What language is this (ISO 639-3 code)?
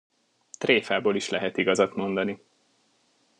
hun